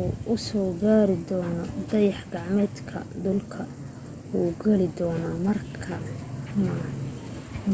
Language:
Somali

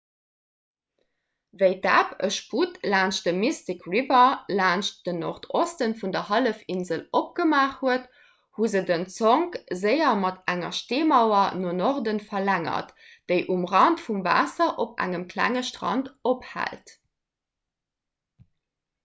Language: Luxembourgish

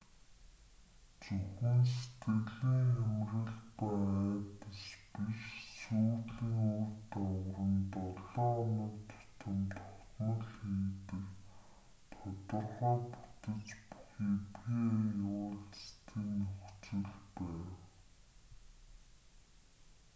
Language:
Mongolian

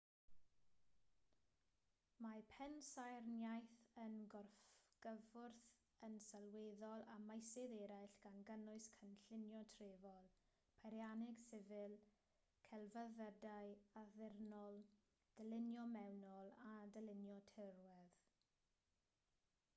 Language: Welsh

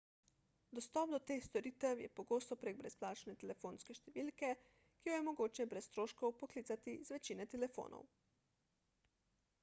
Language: Slovenian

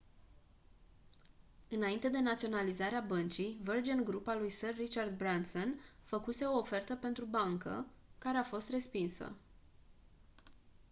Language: Romanian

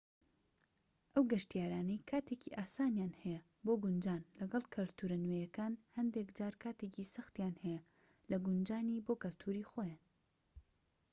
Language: Central Kurdish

